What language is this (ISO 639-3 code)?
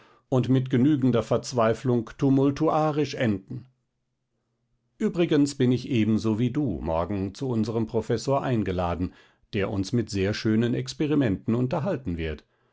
deu